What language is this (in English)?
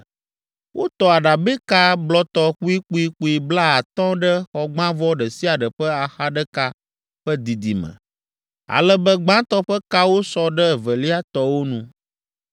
Ewe